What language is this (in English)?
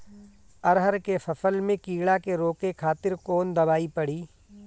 Bhojpuri